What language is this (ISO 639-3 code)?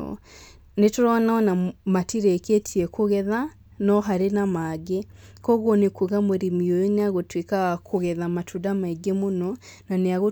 kik